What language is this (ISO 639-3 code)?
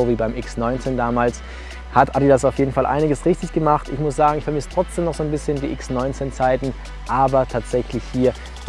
deu